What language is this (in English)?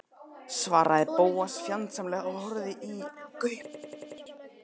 Icelandic